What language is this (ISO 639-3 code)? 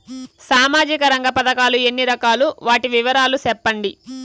tel